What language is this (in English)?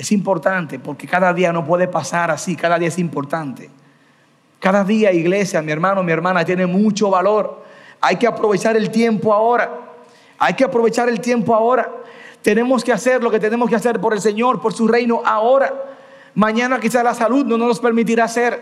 Spanish